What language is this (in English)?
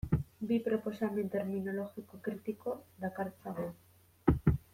Basque